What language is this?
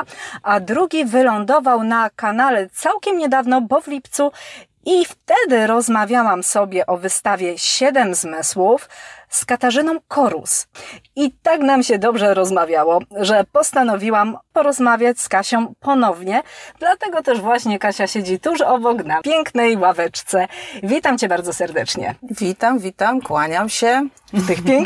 Polish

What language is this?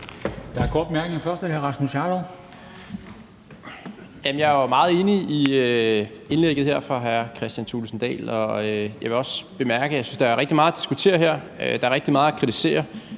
Danish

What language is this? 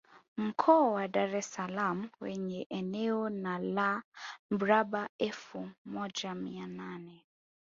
Swahili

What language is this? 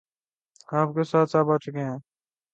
Urdu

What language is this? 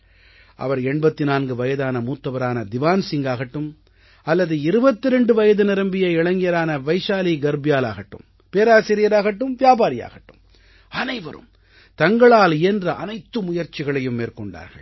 Tamil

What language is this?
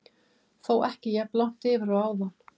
Icelandic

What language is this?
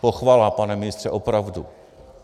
Czech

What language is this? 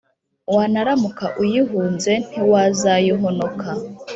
Kinyarwanda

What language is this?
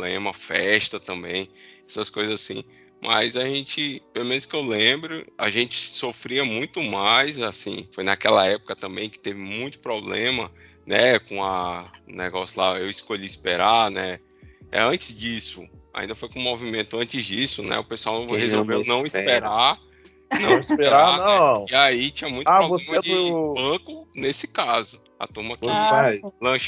Portuguese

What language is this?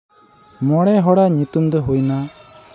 Santali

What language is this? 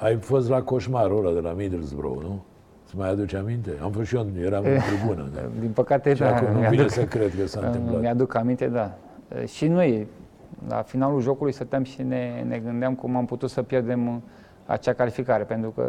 Romanian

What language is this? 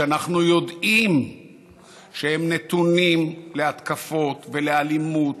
Hebrew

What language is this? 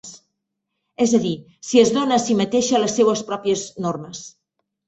Catalan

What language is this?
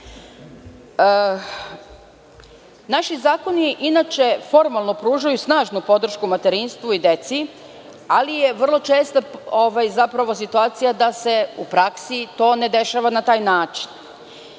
Serbian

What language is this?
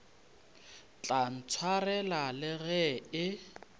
Northern Sotho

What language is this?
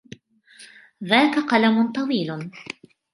Arabic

